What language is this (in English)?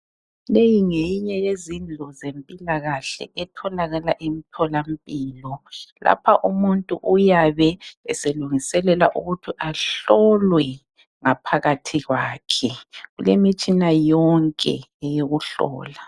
North Ndebele